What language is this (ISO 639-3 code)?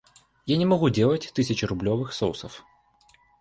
rus